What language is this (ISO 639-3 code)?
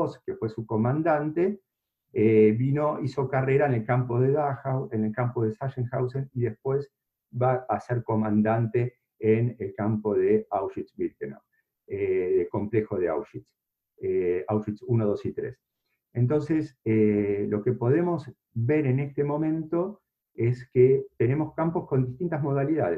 spa